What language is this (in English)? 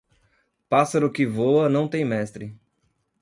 Portuguese